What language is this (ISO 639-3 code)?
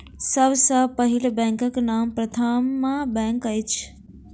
mai